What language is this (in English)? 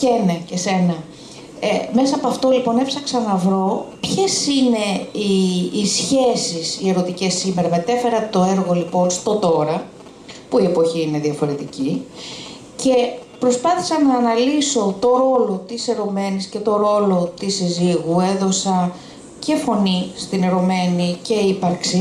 Greek